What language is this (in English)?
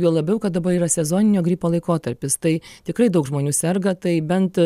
Lithuanian